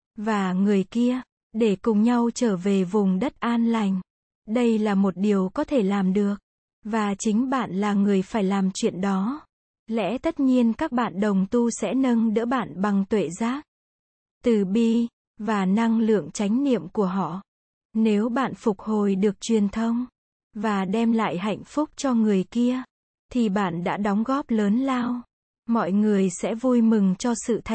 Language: Vietnamese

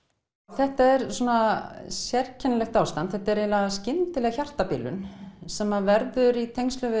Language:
Icelandic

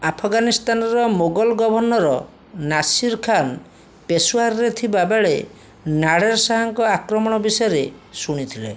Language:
Odia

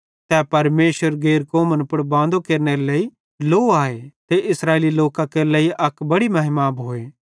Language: Bhadrawahi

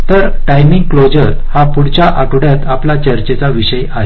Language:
Marathi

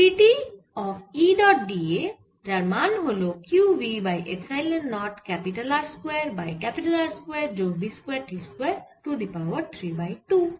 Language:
Bangla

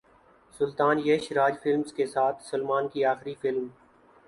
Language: Urdu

